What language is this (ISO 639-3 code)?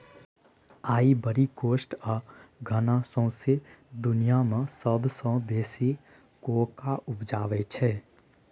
mai